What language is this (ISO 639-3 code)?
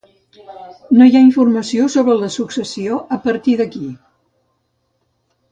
cat